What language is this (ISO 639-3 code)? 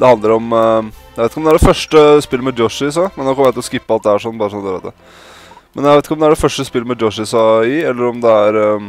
nor